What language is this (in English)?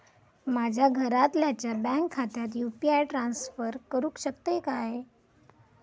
Marathi